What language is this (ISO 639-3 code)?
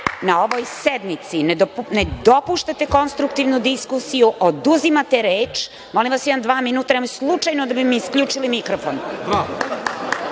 srp